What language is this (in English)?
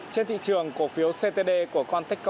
Vietnamese